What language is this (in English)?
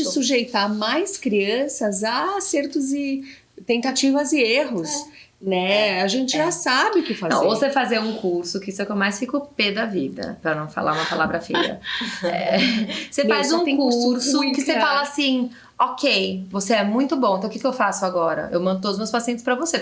Portuguese